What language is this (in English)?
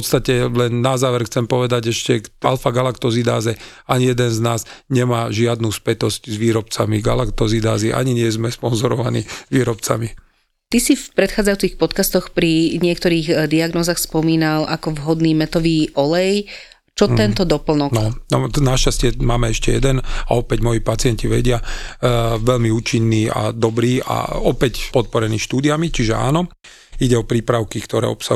Slovak